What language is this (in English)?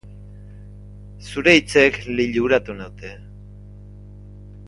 Basque